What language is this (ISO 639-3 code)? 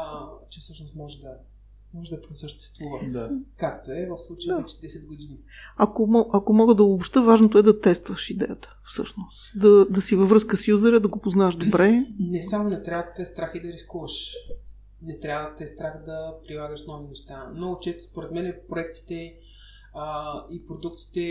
bul